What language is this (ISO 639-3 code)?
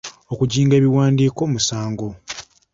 lug